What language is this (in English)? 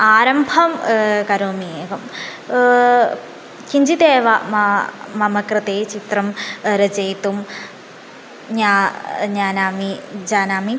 Sanskrit